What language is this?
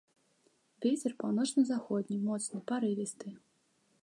Belarusian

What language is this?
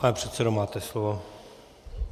Czech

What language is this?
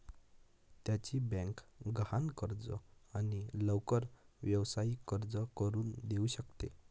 Marathi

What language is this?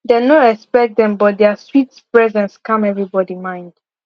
Nigerian Pidgin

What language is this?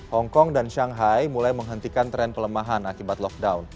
Indonesian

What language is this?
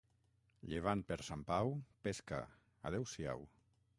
Catalan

